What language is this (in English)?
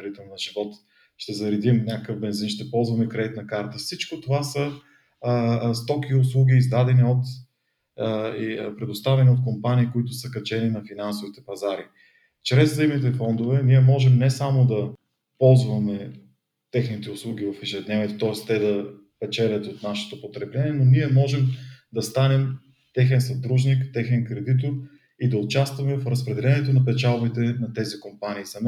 Bulgarian